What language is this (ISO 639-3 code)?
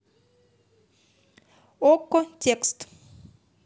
rus